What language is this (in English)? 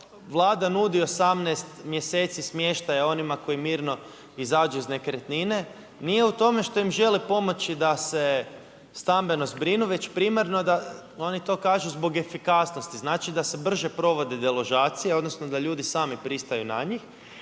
Croatian